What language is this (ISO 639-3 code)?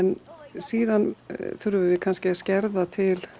isl